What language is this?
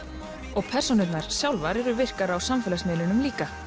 Icelandic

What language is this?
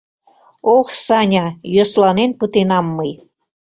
Mari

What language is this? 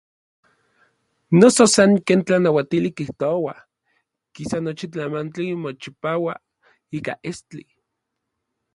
Orizaba Nahuatl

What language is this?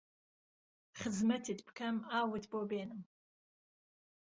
Central Kurdish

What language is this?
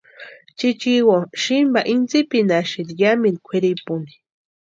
Western Highland Purepecha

